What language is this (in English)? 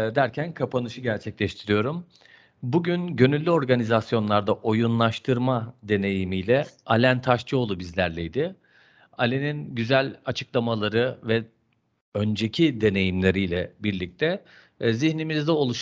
Turkish